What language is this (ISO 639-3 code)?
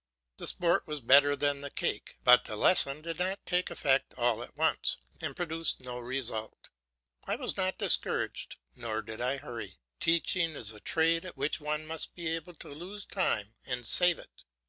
eng